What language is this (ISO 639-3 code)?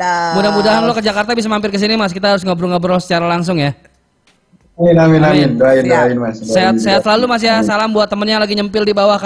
ind